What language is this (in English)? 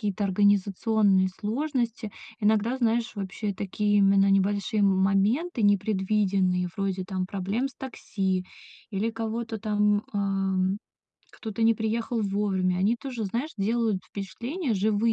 Russian